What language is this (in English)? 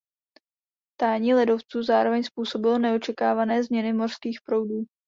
Czech